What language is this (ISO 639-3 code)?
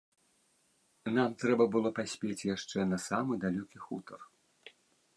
bel